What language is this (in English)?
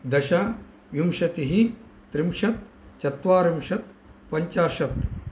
Sanskrit